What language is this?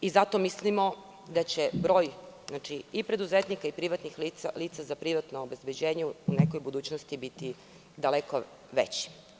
Serbian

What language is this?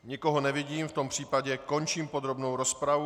Czech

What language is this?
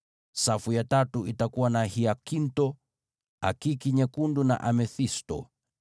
Swahili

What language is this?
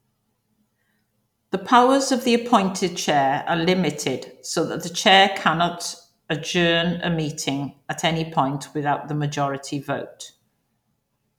English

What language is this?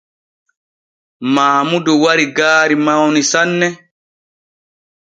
Borgu Fulfulde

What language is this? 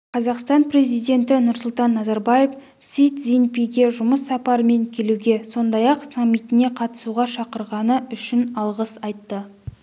Kazakh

